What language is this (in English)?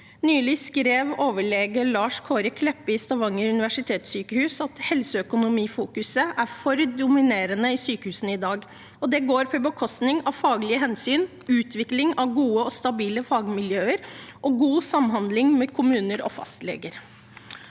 Norwegian